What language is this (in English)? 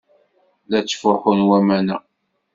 Kabyle